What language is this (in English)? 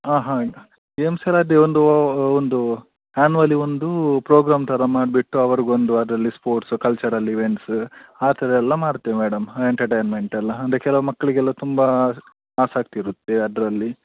Kannada